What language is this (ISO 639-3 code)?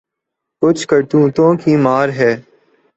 urd